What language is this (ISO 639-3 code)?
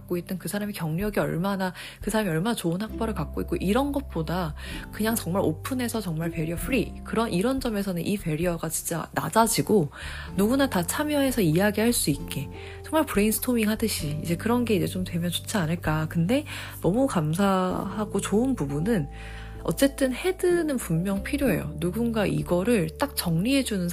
kor